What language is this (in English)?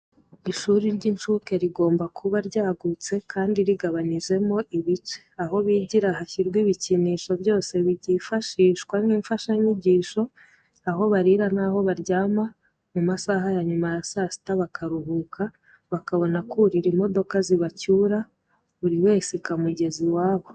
Kinyarwanda